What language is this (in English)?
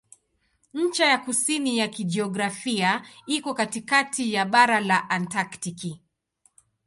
Swahili